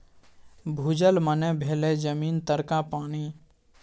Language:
Maithili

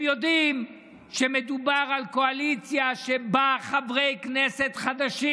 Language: Hebrew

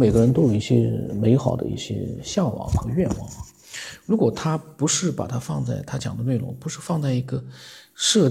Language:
Chinese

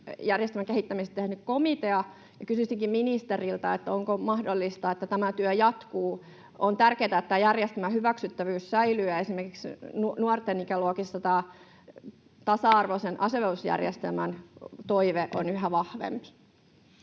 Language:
Finnish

